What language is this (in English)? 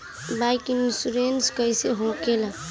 Bhojpuri